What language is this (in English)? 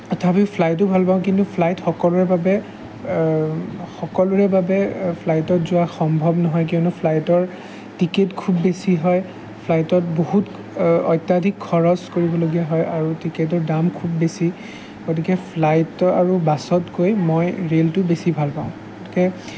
Assamese